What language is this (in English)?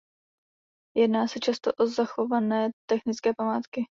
Czech